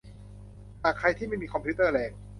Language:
Thai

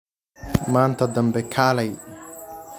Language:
Somali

